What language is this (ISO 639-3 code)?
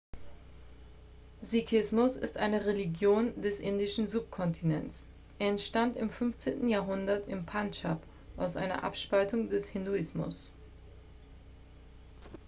deu